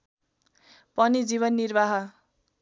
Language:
Nepali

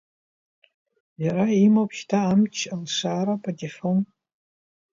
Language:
Abkhazian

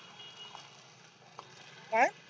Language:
Marathi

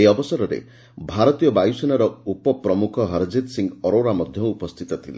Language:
Odia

